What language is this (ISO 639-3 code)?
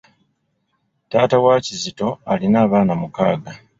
lug